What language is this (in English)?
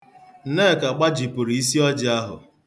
Igbo